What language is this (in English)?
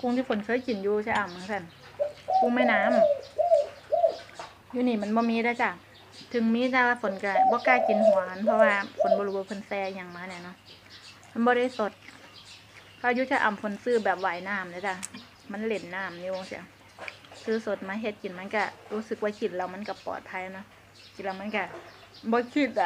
Thai